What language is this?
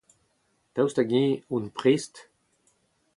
Breton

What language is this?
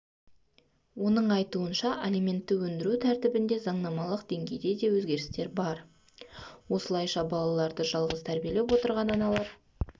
Kazakh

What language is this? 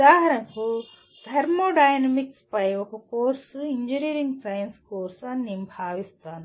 Telugu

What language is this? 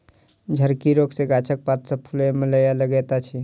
Maithili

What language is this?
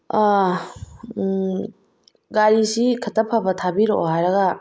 Manipuri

